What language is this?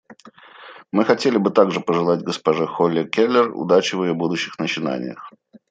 Russian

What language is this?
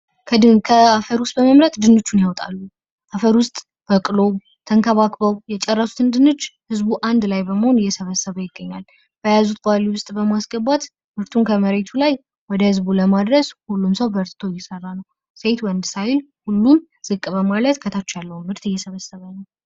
Amharic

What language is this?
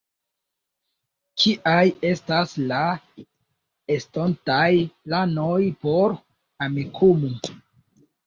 Esperanto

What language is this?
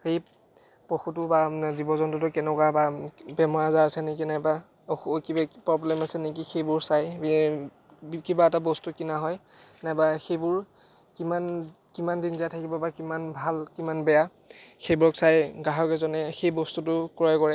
Assamese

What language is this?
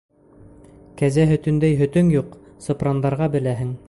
Bashkir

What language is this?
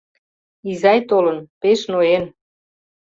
Mari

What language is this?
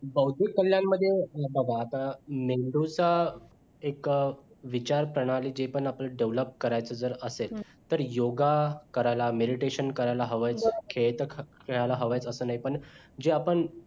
Marathi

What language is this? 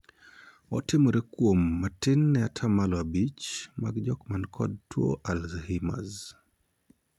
Luo (Kenya and Tanzania)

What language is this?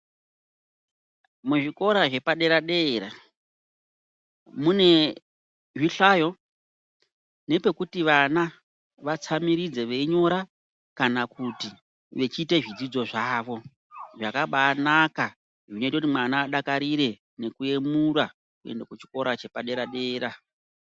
Ndau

